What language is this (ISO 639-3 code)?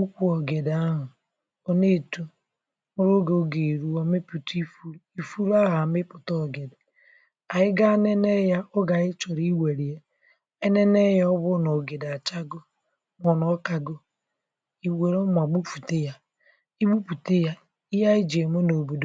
ibo